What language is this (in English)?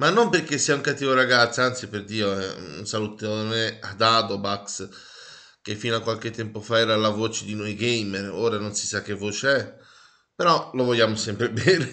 Italian